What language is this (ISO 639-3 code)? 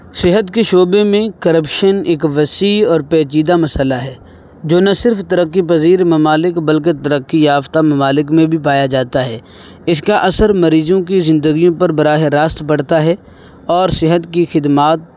urd